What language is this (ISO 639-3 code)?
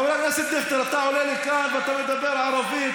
heb